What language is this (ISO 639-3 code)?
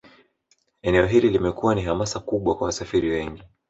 swa